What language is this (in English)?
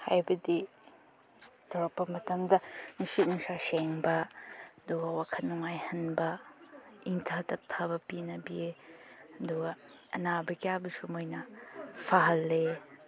Manipuri